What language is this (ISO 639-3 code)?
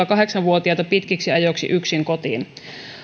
fin